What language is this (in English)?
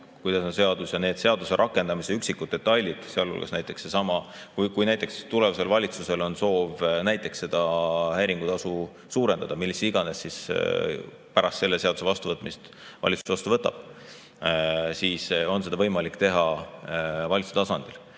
Estonian